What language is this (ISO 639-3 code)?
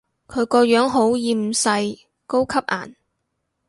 yue